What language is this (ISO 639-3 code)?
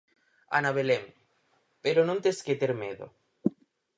glg